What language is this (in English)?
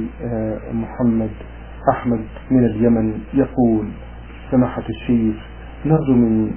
Arabic